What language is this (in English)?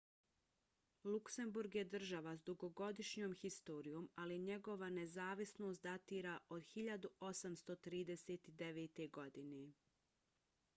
Bosnian